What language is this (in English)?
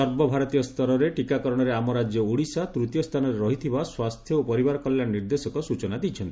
Odia